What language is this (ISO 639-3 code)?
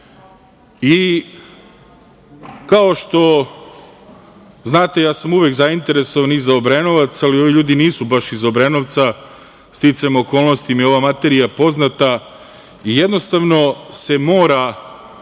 srp